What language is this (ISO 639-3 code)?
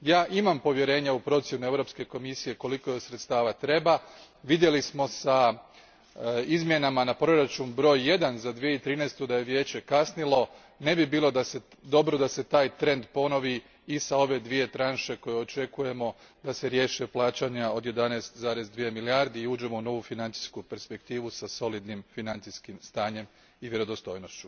hrv